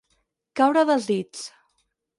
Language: Catalan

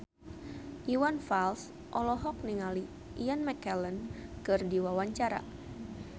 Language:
Sundanese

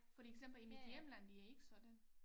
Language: Danish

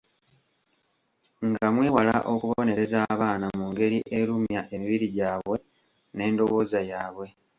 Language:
Ganda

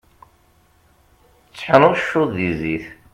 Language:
Kabyle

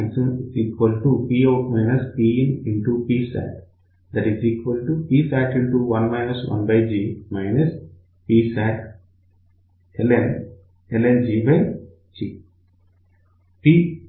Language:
Telugu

